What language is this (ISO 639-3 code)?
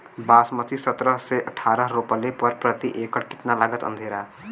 bho